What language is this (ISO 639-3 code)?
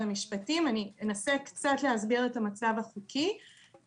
heb